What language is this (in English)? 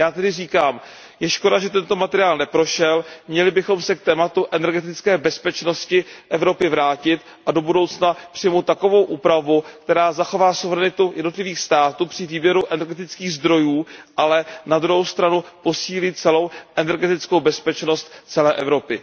Czech